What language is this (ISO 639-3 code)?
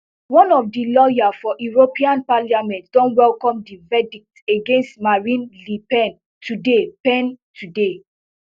pcm